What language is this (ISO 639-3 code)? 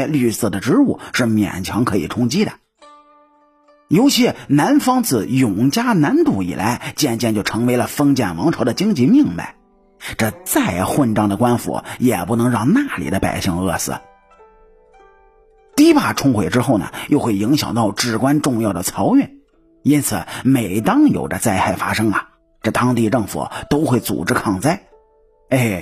zho